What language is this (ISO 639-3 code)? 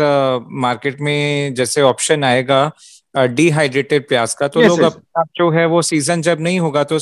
hin